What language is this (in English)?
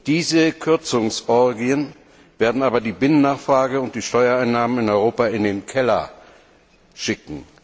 German